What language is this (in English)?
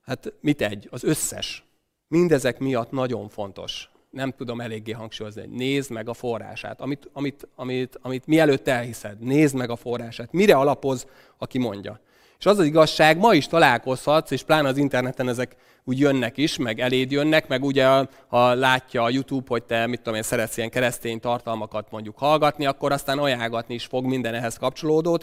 Hungarian